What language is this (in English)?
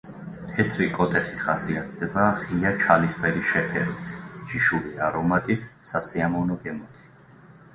Georgian